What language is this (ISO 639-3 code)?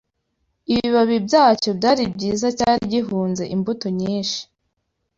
kin